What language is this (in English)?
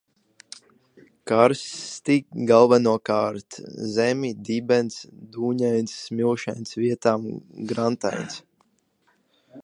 Latvian